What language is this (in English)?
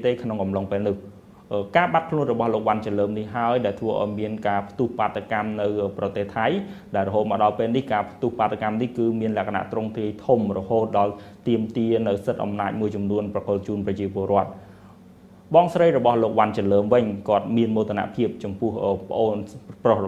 Thai